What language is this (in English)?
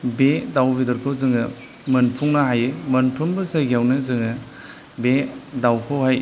Bodo